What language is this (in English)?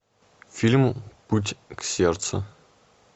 Russian